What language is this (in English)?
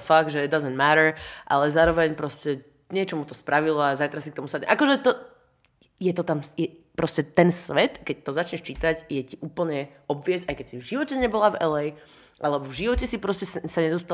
Slovak